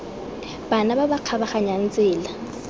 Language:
Tswana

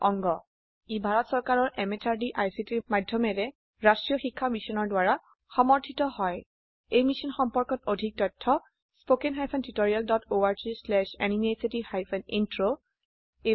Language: Assamese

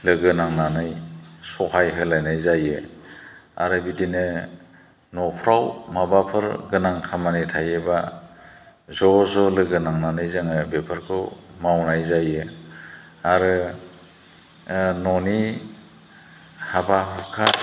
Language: Bodo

